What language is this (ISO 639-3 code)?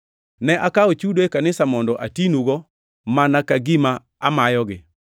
luo